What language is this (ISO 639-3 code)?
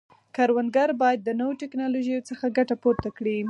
pus